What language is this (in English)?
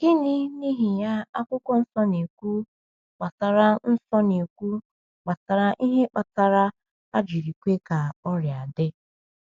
Igbo